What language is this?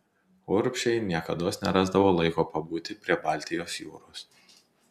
Lithuanian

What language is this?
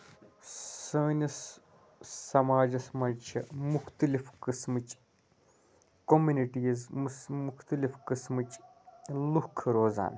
Kashmiri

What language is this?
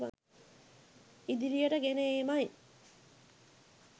Sinhala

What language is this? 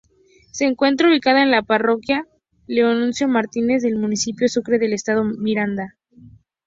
Spanish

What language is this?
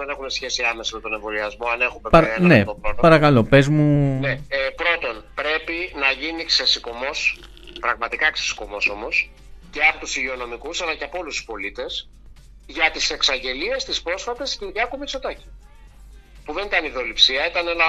Greek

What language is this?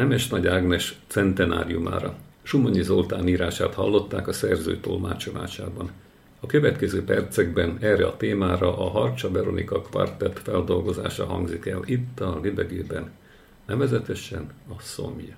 Hungarian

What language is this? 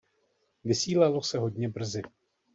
Czech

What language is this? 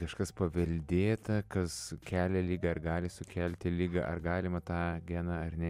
Lithuanian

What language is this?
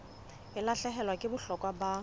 Southern Sotho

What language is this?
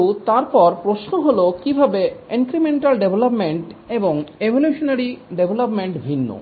Bangla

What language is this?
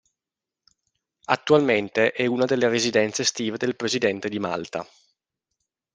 Italian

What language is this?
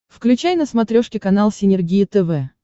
Russian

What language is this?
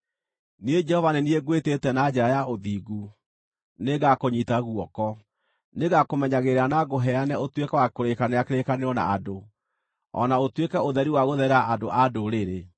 Kikuyu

